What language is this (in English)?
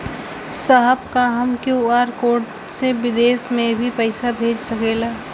Bhojpuri